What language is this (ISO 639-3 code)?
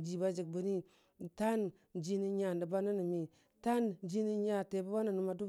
cfa